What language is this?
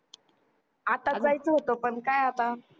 Marathi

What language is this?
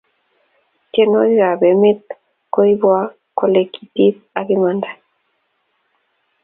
Kalenjin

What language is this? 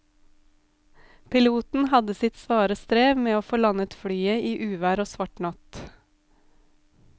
Norwegian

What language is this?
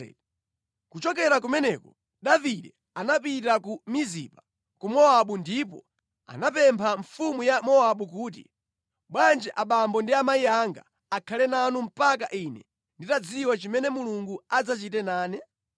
Nyanja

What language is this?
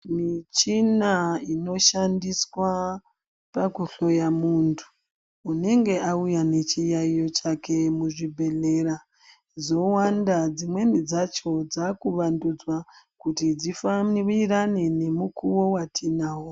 Ndau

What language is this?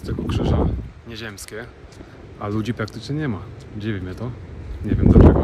Polish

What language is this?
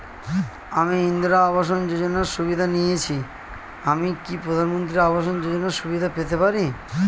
Bangla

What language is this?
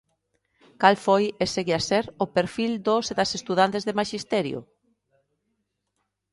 Galician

